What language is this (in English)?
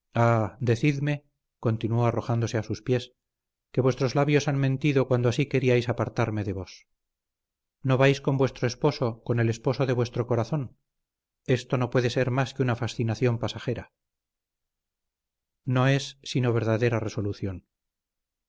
Spanish